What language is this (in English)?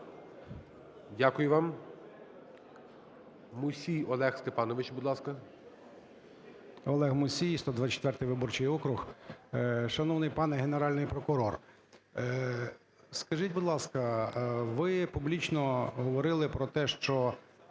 Ukrainian